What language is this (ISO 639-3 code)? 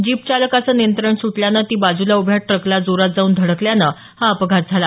mar